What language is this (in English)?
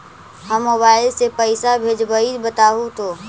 Magahi